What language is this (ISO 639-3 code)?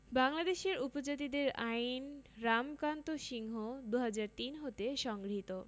ben